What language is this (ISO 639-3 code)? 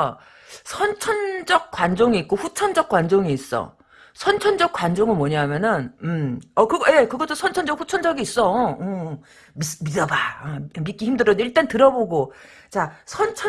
kor